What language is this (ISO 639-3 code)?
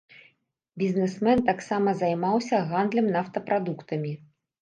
bel